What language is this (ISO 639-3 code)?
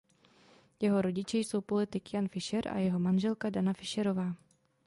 ces